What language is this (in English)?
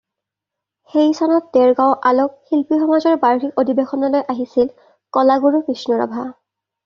Assamese